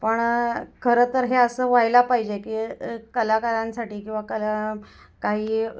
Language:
Marathi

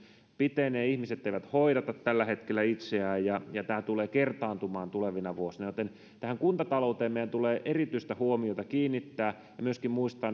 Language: Finnish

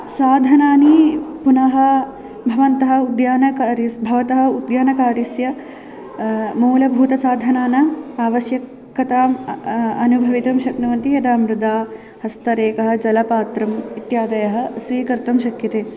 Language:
Sanskrit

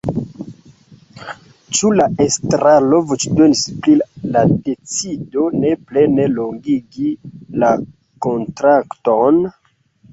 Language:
Esperanto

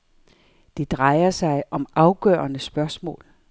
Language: Danish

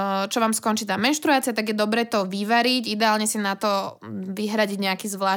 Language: Slovak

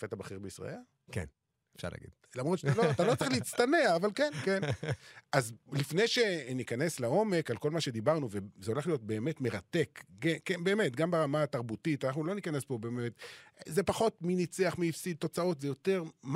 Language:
Hebrew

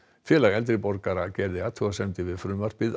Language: Icelandic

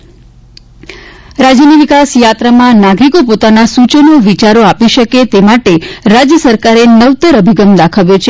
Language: Gujarati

